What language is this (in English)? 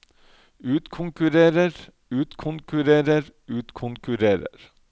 Norwegian